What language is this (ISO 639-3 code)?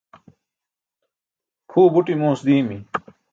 bsk